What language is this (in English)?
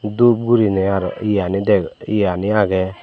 Chakma